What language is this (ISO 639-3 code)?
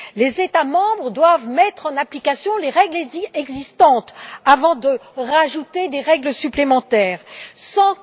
fra